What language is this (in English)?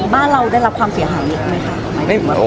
Thai